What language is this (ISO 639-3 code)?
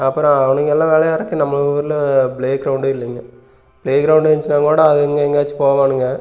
tam